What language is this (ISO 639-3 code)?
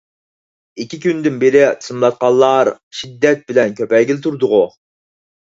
uig